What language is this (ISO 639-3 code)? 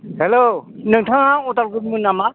brx